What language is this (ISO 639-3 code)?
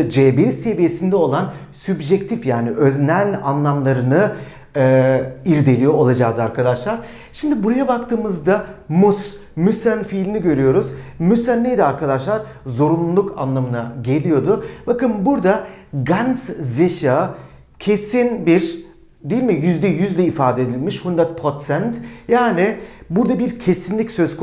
tur